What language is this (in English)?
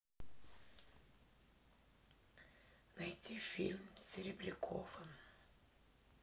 Russian